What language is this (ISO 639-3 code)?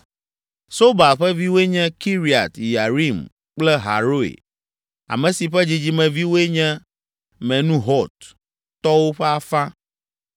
ewe